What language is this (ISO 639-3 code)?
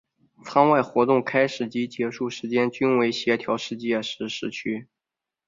zho